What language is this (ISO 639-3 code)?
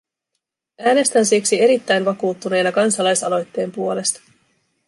fin